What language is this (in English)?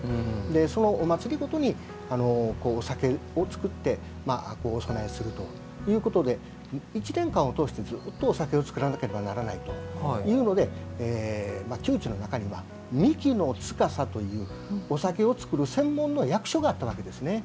Japanese